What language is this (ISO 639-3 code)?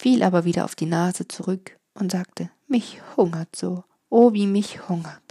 deu